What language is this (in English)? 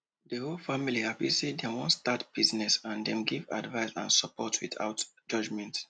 Nigerian Pidgin